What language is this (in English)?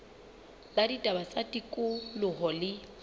Southern Sotho